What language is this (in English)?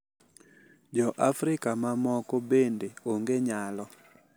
Luo (Kenya and Tanzania)